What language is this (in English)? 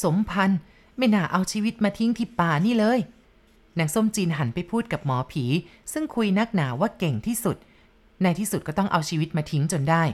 Thai